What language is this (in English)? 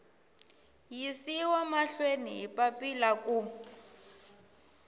Tsonga